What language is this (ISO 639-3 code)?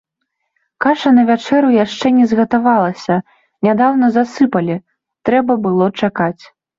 bel